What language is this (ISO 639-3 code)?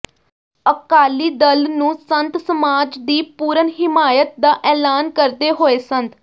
pan